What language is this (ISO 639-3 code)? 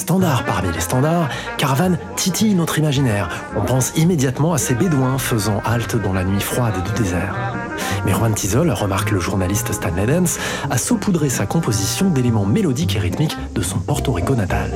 fra